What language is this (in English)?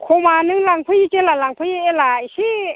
Bodo